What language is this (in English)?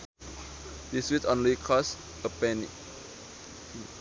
Sundanese